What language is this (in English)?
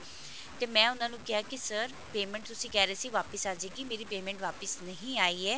Punjabi